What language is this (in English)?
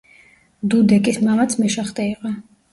Georgian